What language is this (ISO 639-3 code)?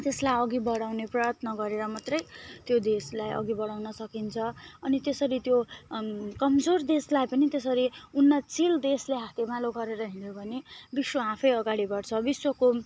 nep